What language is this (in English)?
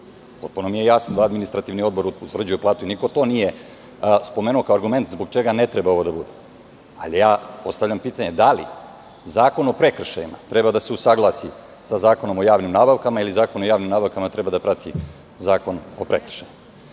Serbian